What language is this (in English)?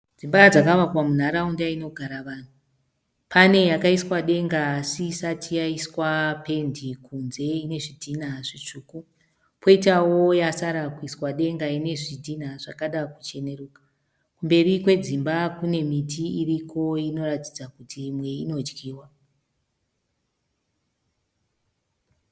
Shona